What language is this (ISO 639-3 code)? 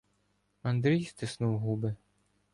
ukr